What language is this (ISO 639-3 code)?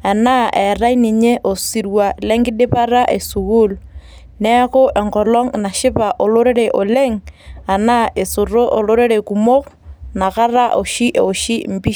mas